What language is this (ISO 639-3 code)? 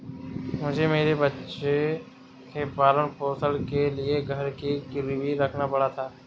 hin